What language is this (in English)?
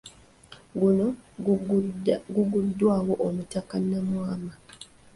Ganda